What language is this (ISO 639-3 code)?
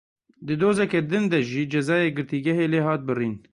kur